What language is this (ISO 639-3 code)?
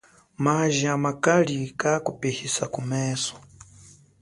cjk